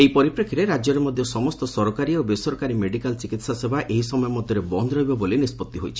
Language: Odia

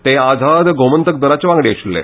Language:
Konkani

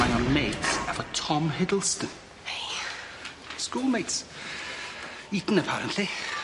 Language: Welsh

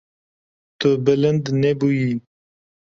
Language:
Kurdish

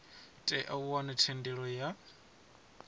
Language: Venda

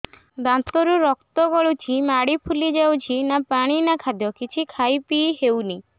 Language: Odia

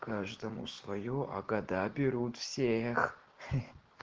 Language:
Russian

